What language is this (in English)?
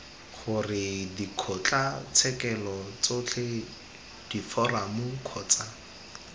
Tswana